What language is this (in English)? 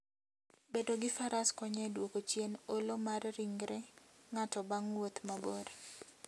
Luo (Kenya and Tanzania)